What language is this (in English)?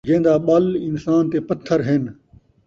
Saraiki